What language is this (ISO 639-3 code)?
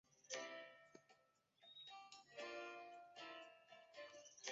zho